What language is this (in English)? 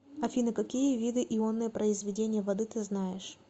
Russian